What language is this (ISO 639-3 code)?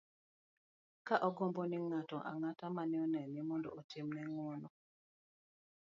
luo